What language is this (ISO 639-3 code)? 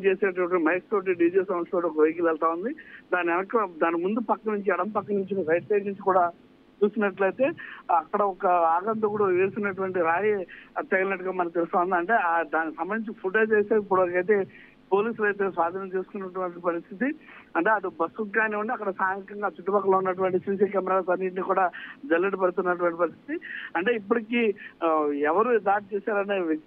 tel